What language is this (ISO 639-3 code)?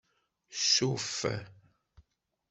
kab